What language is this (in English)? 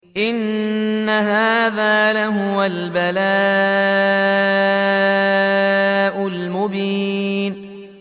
Arabic